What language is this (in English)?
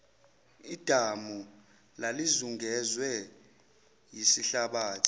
Zulu